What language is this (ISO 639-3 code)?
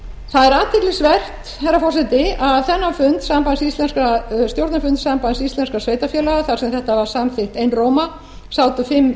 isl